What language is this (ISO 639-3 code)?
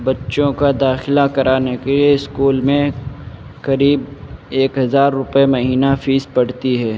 urd